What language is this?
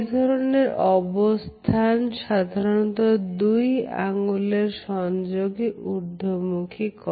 Bangla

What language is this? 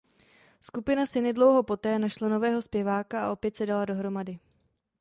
Czech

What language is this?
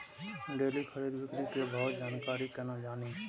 Maithili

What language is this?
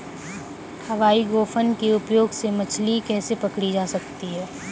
Hindi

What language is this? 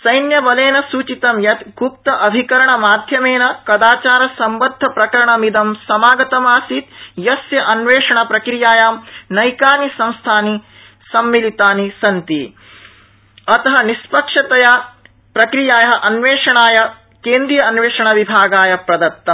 Sanskrit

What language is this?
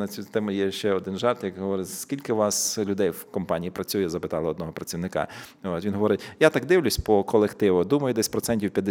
Ukrainian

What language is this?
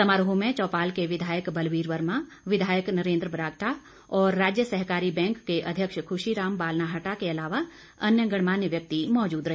Hindi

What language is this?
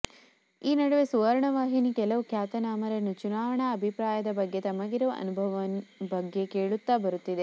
Kannada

